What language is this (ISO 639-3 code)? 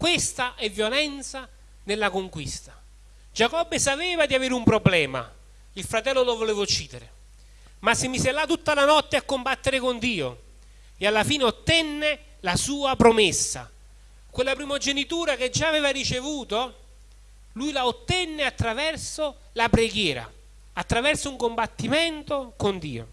ita